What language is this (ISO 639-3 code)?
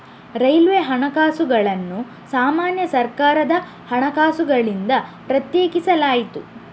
kan